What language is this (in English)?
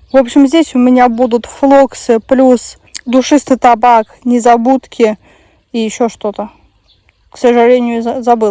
Russian